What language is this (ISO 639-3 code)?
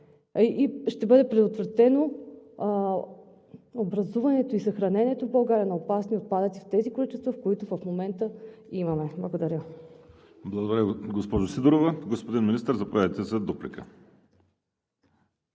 bul